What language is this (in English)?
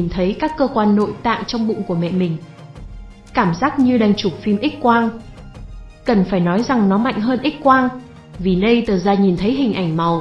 Vietnamese